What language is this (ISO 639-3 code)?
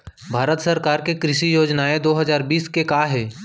hne